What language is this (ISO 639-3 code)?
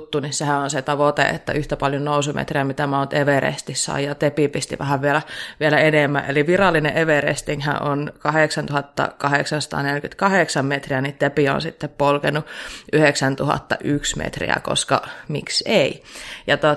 fin